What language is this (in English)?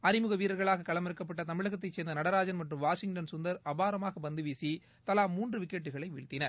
Tamil